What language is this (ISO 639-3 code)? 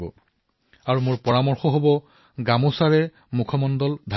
asm